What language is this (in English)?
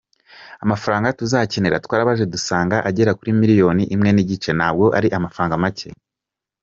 Kinyarwanda